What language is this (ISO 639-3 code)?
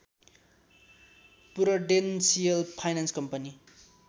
nep